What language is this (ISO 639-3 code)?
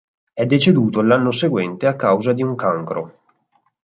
ita